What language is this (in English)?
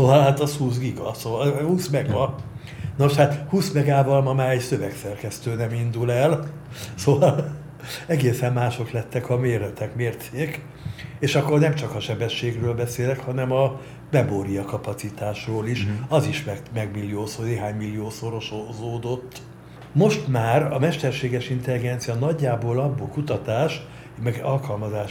Hungarian